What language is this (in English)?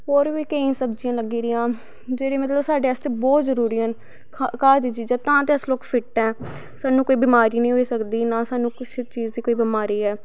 Dogri